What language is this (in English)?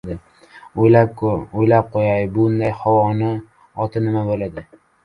Uzbek